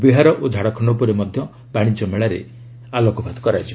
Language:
Odia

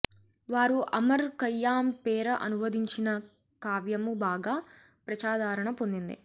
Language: Telugu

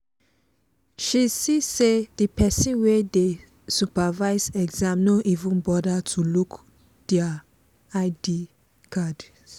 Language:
Nigerian Pidgin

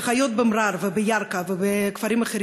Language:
Hebrew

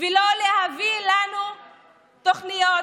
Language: Hebrew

